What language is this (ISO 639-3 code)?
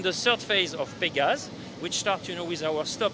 ind